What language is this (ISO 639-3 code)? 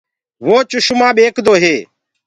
ggg